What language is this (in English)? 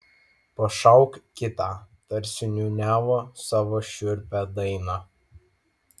Lithuanian